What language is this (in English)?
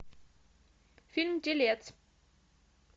Russian